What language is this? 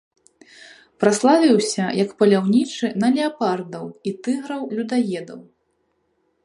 Belarusian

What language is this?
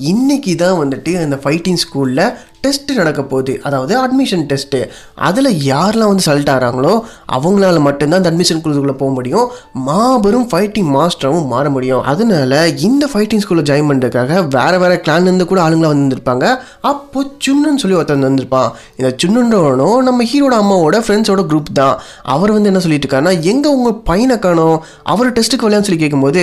Tamil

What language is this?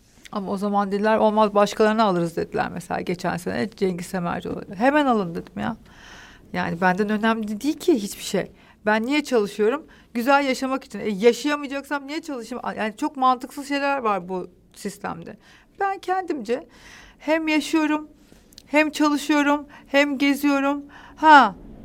Turkish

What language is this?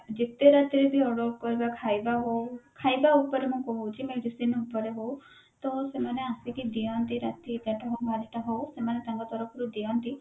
Odia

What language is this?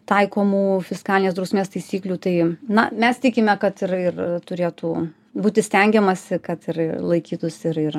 Lithuanian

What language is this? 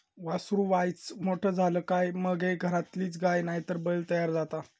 Marathi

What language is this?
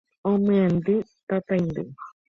Guarani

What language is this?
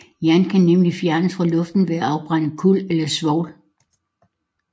Danish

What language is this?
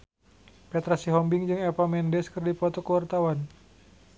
Sundanese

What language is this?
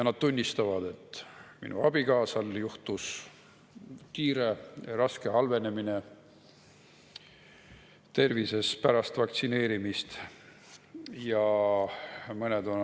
Estonian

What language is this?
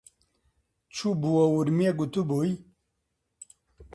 Central Kurdish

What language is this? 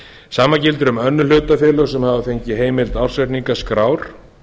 Icelandic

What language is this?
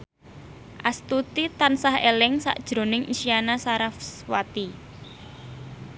Javanese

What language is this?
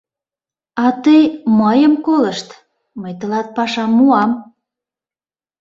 Mari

